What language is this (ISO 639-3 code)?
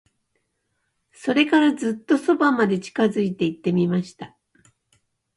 jpn